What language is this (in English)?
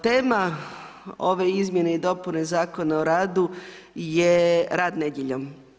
Croatian